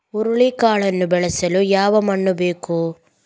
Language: Kannada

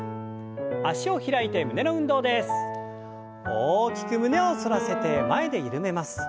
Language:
Japanese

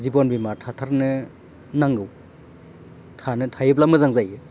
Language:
Bodo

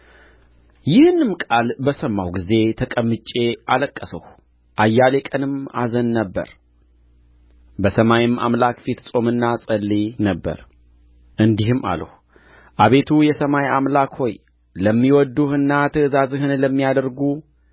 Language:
Amharic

